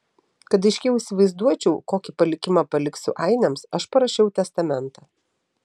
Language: Lithuanian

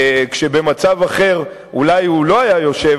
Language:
Hebrew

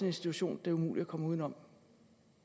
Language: Danish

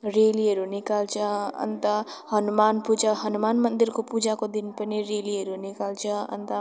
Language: Nepali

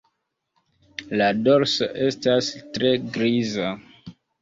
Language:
Esperanto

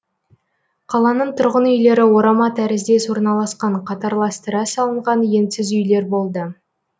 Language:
Kazakh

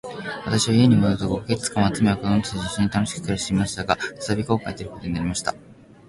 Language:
Japanese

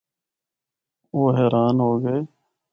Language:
Northern Hindko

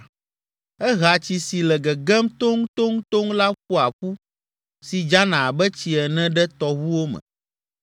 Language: Ewe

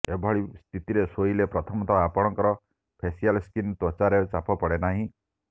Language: Odia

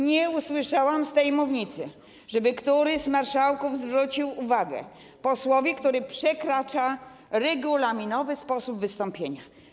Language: Polish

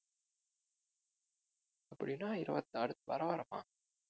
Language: Tamil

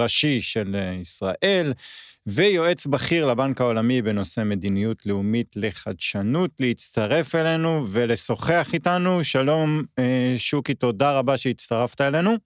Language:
Hebrew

